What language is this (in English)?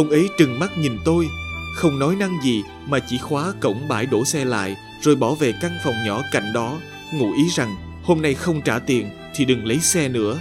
Vietnamese